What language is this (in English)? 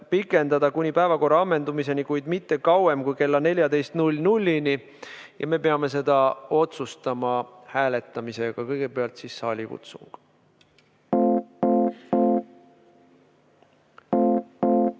Estonian